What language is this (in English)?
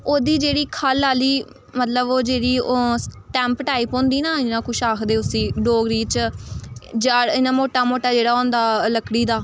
Dogri